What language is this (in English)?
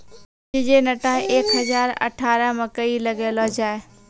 Maithili